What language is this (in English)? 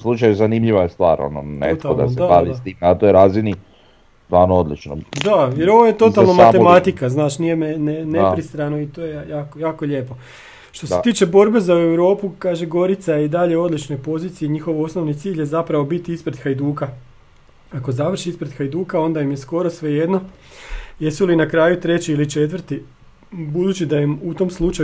Croatian